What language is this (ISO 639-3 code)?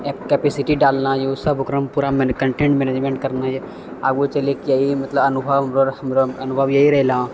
mai